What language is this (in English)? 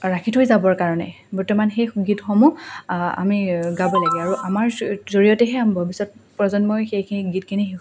Assamese